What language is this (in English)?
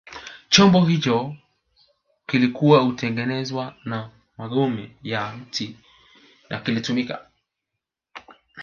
Swahili